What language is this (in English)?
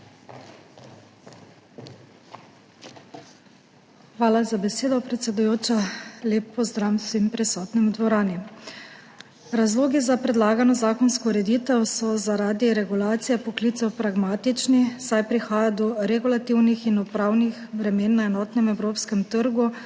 Slovenian